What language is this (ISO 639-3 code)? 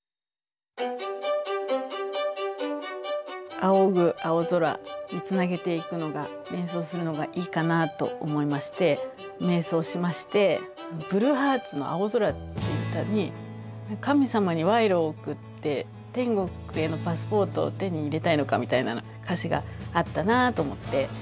jpn